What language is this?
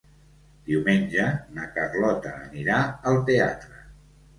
Catalan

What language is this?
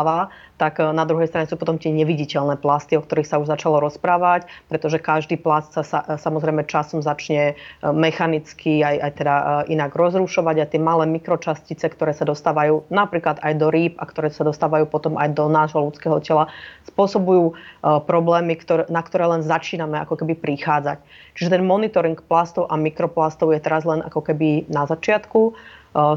Slovak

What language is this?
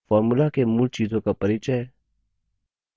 Hindi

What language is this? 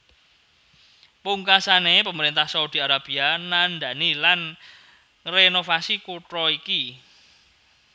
Javanese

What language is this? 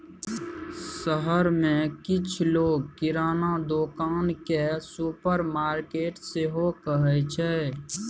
Maithili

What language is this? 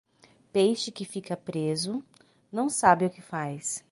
Portuguese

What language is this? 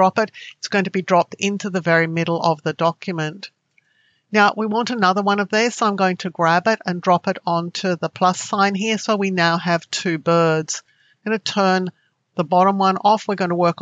English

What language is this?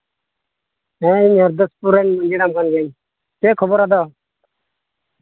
Santali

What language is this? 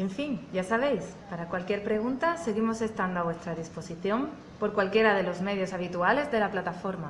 Spanish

